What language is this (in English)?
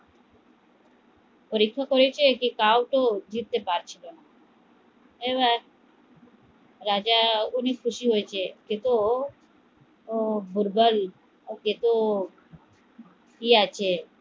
Bangla